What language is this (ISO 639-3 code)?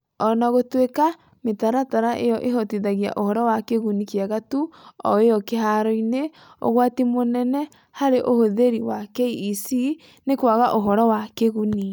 kik